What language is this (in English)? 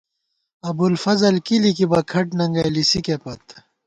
Gawar-Bati